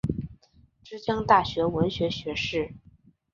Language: Chinese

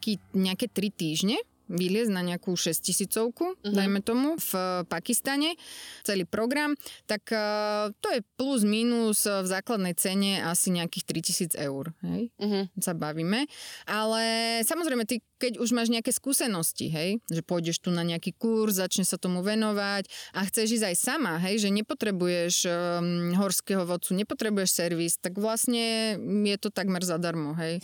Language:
Slovak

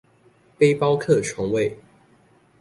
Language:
Chinese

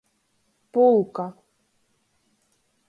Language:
Latgalian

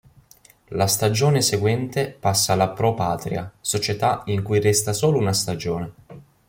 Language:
Italian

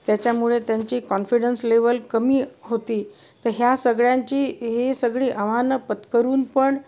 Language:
Marathi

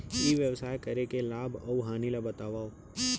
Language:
Chhattisgarhi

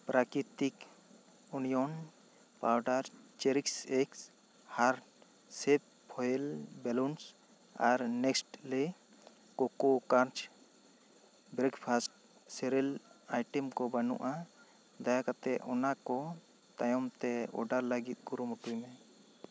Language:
Santali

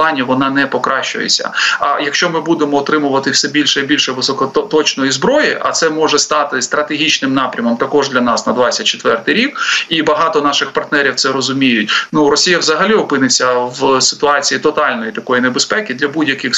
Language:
Ukrainian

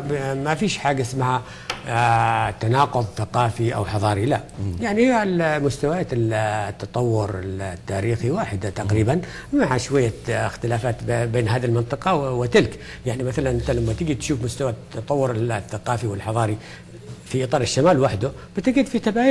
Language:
Arabic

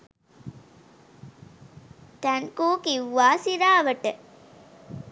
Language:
Sinhala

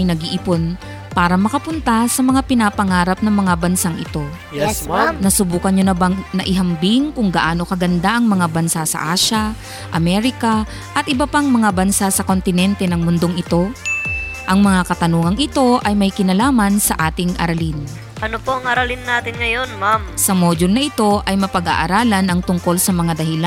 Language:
Filipino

